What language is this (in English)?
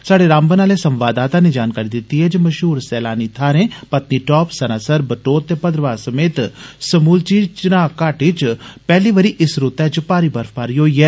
Dogri